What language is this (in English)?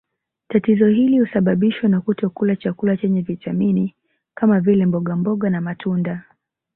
Swahili